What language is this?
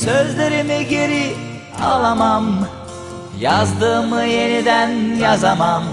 Turkish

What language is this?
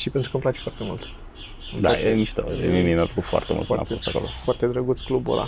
Romanian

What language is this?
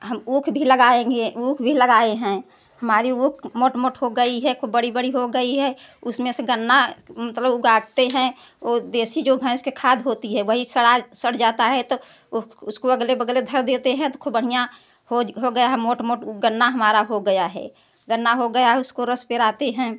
Hindi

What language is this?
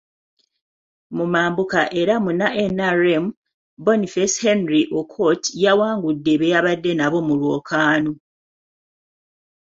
Ganda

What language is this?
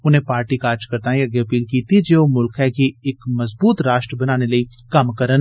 Dogri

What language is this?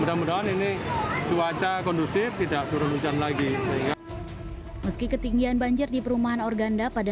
Indonesian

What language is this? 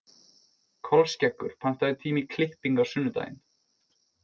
Icelandic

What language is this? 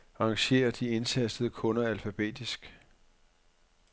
Danish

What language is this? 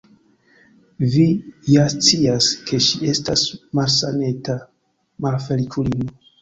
Esperanto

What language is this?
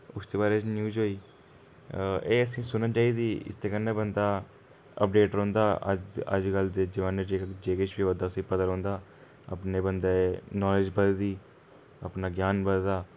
Dogri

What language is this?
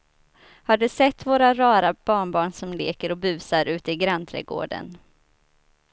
Swedish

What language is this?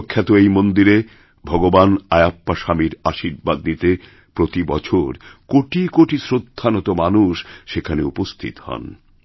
Bangla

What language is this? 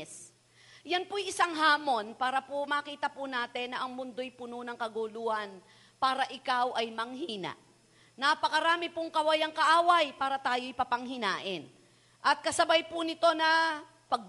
Filipino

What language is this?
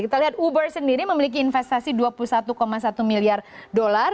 Indonesian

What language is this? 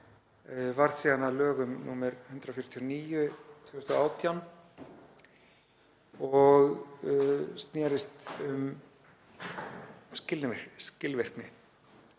Icelandic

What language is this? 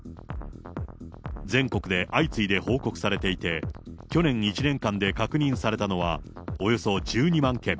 Japanese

